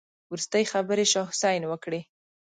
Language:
Pashto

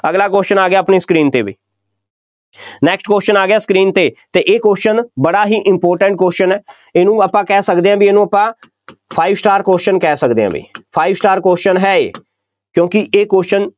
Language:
Punjabi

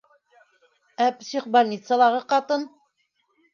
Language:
Bashkir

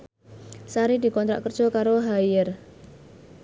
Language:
Javanese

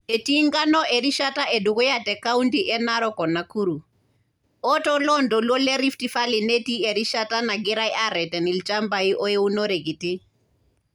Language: Masai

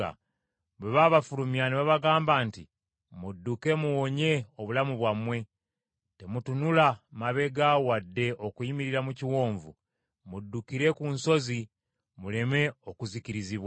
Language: Ganda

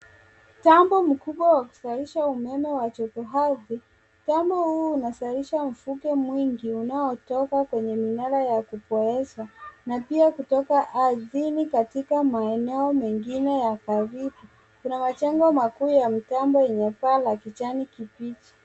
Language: Swahili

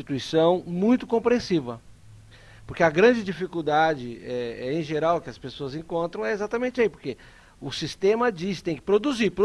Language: Portuguese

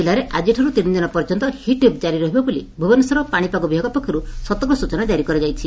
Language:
Odia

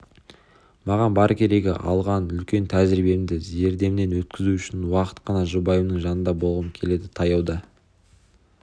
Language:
Kazakh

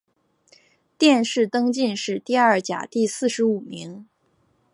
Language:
Chinese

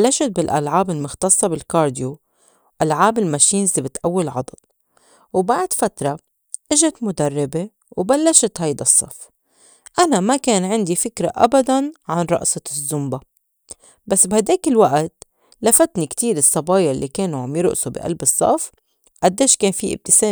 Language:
North Levantine Arabic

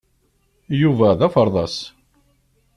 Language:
Kabyle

